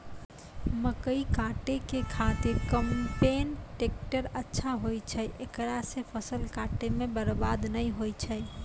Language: Maithili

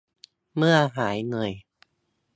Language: Thai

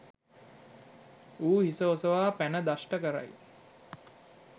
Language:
Sinhala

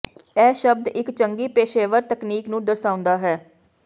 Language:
Punjabi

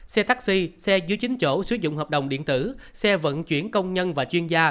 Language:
Vietnamese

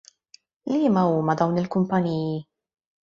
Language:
Maltese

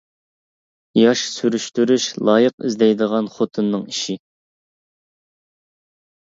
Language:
Uyghur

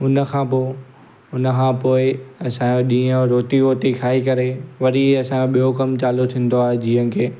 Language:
Sindhi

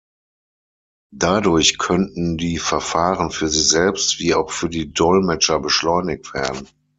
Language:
German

